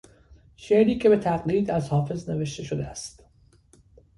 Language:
Persian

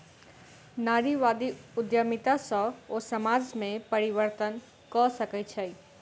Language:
Maithili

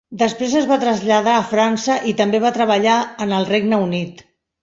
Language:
Catalan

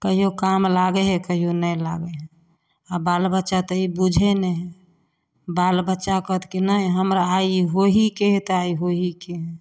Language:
Maithili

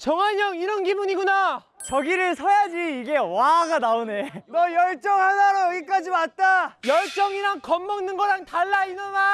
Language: Korean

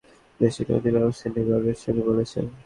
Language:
Bangla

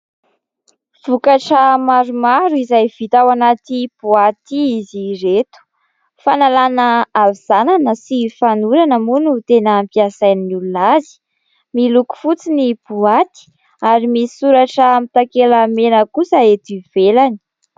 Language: Malagasy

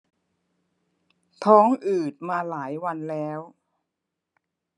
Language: Thai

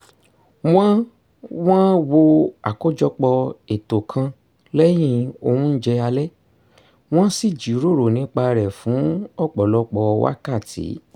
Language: Yoruba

